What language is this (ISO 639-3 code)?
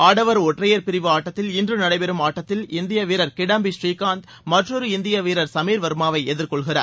tam